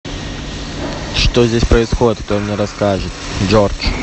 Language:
Russian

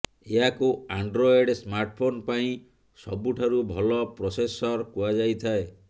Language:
Odia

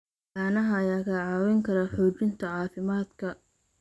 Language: Somali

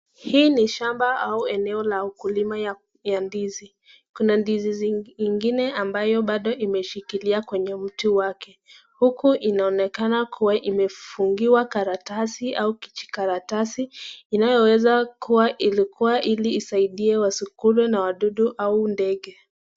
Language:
Swahili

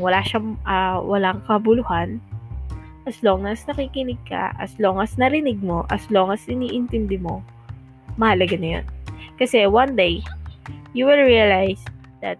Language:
Filipino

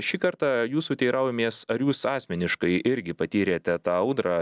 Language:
Lithuanian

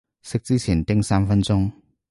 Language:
Cantonese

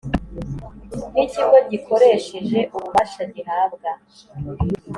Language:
Kinyarwanda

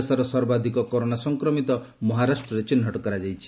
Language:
Odia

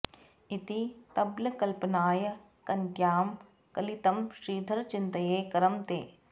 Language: Sanskrit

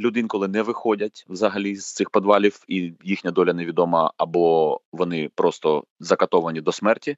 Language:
Ukrainian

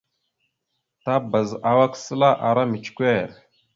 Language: Mada (Cameroon)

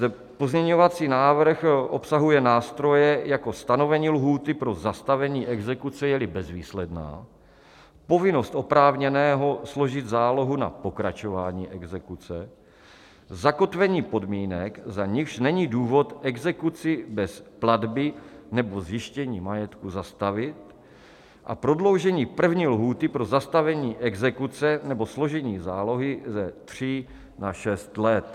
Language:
Czech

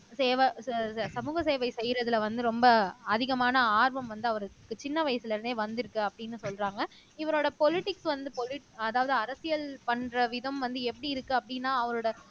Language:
Tamil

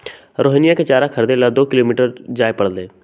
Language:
Magahi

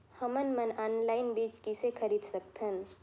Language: Chhattisgarhi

